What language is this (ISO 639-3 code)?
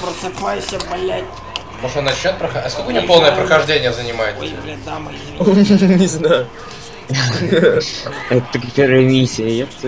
rus